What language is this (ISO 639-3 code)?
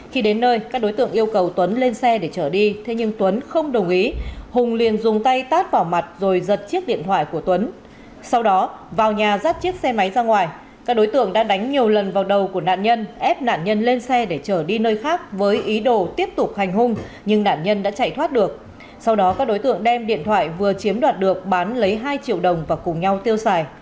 vie